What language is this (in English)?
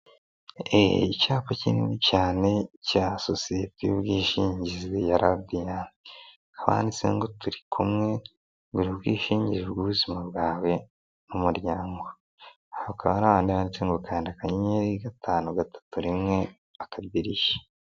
Kinyarwanda